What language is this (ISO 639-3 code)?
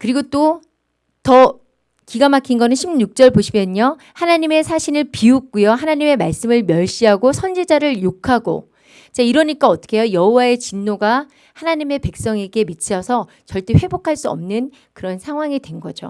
kor